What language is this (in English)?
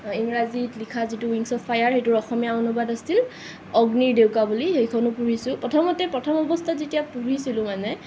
Assamese